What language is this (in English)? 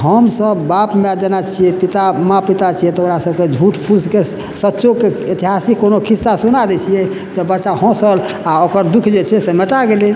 Maithili